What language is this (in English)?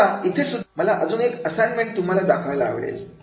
Marathi